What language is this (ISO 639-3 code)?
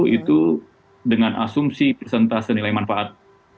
ind